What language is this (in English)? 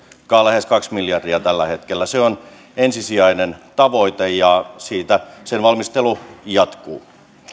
Finnish